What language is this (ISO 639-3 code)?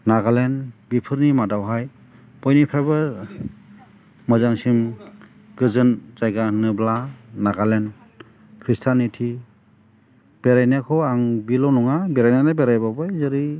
brx